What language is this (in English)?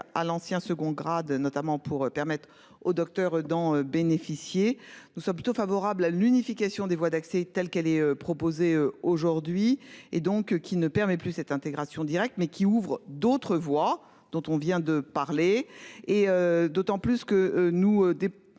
French